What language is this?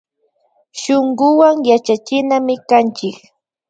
Imbabura Highland Quichua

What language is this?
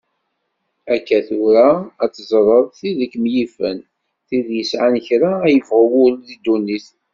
Kabyle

